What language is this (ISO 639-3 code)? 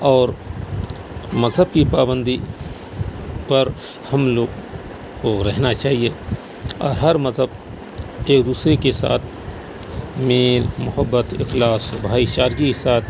urd